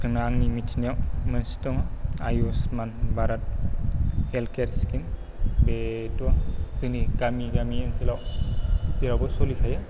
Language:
Bodo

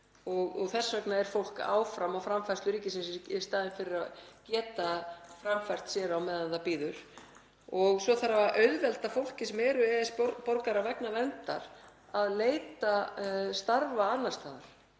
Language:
Icelandic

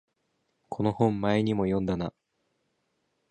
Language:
Japanese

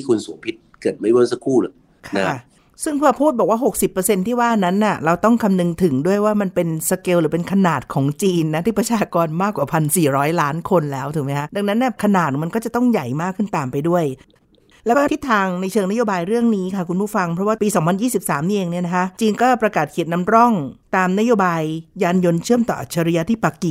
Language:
Thai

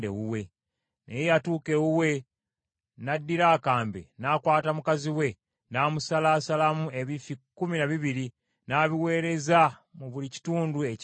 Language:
Ganda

